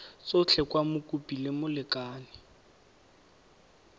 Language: Tswana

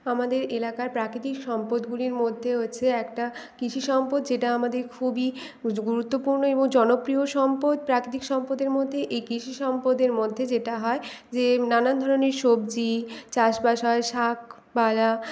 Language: Bangla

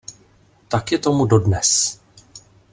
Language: Czech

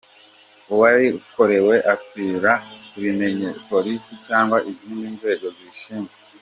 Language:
Kinyarwanda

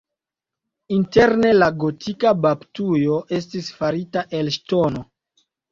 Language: Esperanto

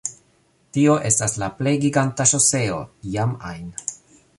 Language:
Esperanto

